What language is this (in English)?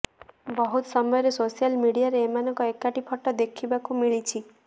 Odia